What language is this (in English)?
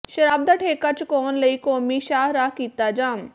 Punjabi